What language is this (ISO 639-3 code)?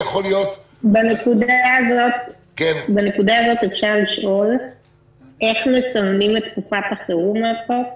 heb